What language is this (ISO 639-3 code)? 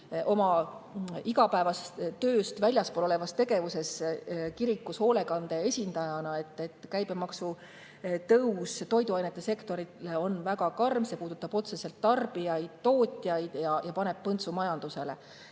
est